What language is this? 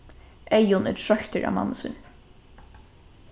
Faroese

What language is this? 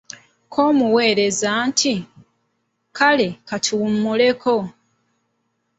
Ganda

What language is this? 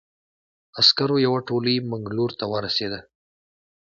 Pashto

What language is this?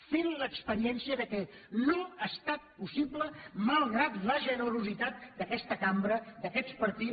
Catalan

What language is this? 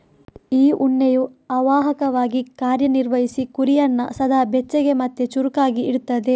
Kannada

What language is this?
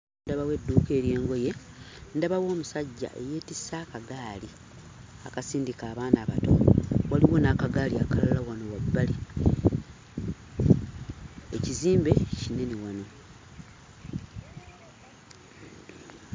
Ganda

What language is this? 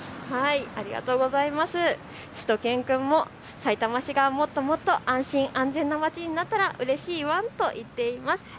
Japanese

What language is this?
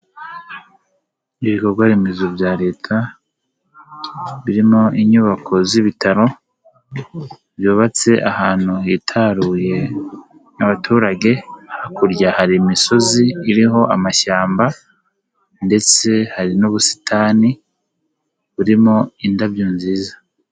Kinyarwanda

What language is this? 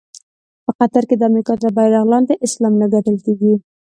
Pashto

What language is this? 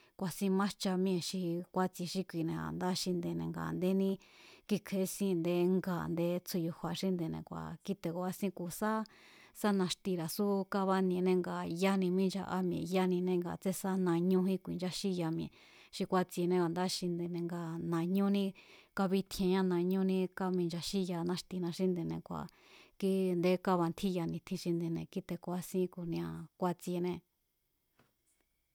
Mazatlán Mazatec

